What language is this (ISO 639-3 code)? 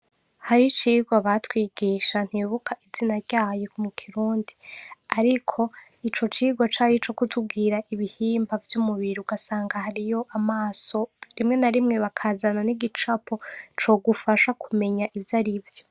run